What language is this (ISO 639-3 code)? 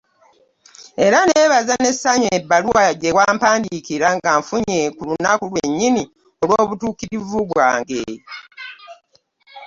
lug